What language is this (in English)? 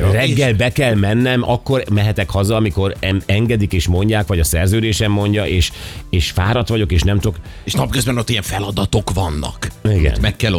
Hungarian